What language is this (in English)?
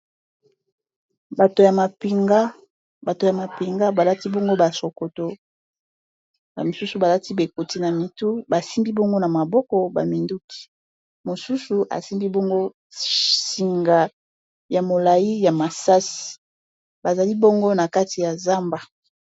Lingala